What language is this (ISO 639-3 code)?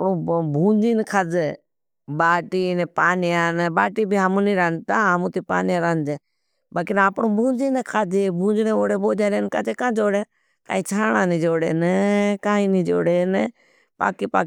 bhb